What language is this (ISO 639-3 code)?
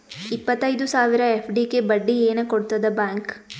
kan